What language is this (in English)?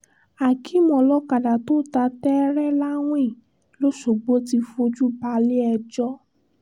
Yoruba